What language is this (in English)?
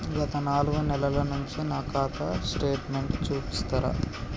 Telugu